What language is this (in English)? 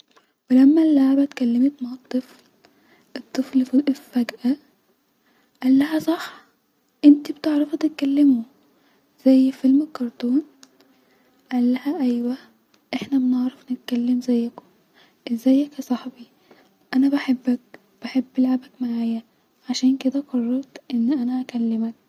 Egyptian Arabic